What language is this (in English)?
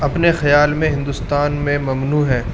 Urdu